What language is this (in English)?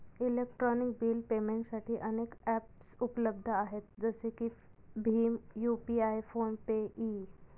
Marathi